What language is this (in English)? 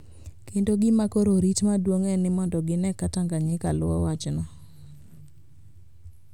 Luo (Kenya and Tanzania)